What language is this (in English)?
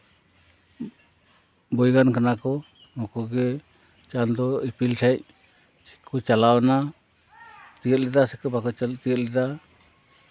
Santali